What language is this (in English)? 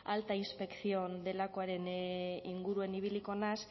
Basque